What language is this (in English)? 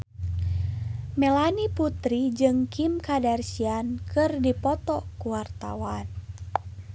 Sundanese